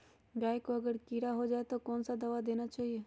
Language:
Magahi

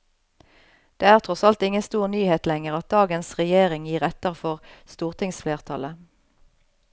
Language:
Norwegian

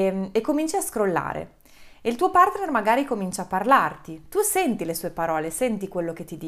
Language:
Italian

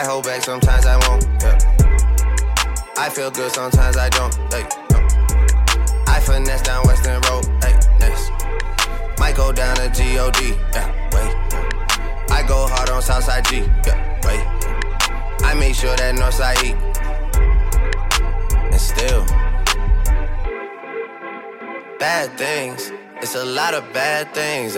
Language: Danish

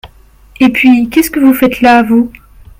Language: French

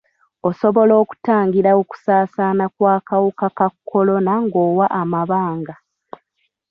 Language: Ganda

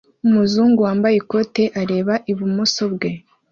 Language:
Kinyarwanda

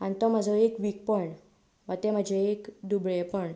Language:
Konkani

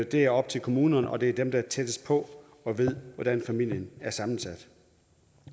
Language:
Danish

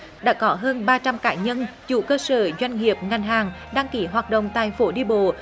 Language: Vietnamese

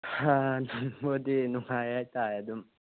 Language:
Manipuri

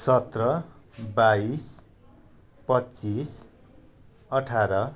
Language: Nepali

